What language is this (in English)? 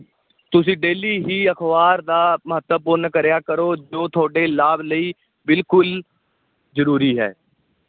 Punjabi